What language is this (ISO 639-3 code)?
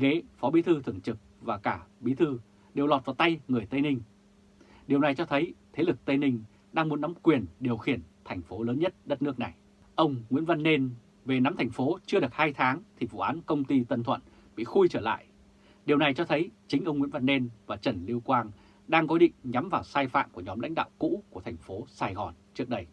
vie